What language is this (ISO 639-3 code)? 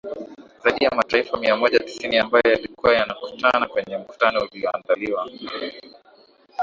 swa